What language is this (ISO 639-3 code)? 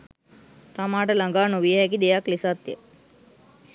sin